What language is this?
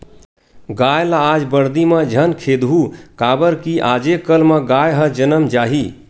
Chhattisgarhi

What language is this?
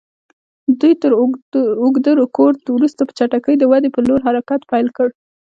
Pashto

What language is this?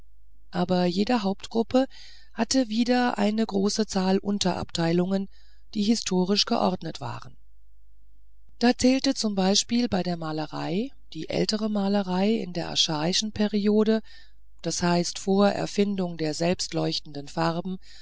German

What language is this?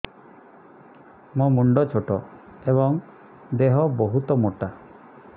Odia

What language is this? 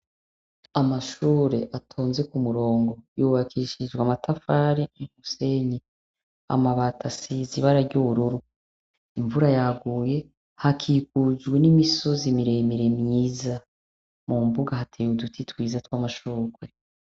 Rundi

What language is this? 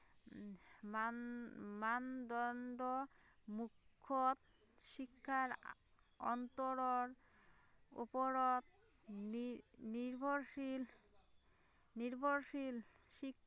Assamese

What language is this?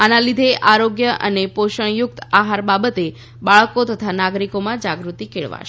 Gujarati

